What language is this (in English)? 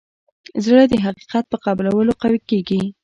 Pashto